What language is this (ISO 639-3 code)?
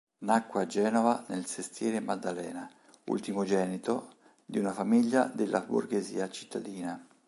ita